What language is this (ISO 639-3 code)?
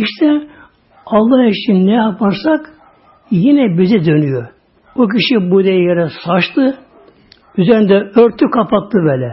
tur